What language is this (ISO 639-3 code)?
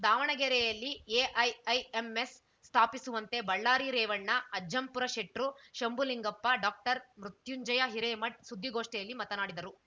kan